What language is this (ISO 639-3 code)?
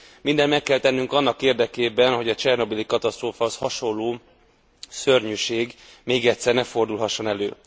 hun